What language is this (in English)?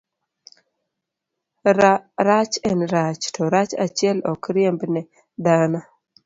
Luo (Kenya and Tanzania)